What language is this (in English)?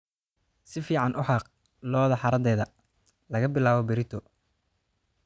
Somali